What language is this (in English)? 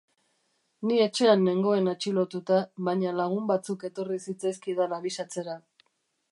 Basque